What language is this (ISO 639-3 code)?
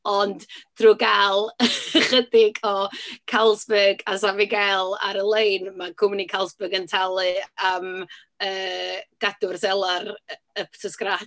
cym